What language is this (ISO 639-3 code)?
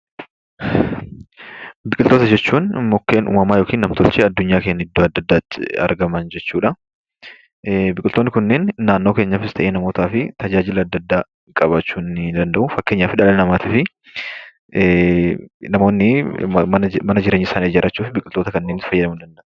orm